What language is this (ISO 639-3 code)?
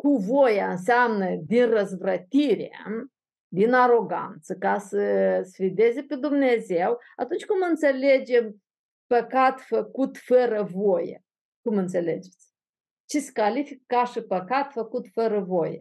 ron